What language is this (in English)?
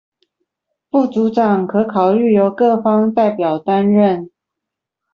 Chinese